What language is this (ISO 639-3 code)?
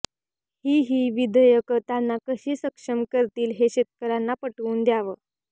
mar